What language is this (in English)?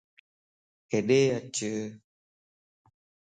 Lasi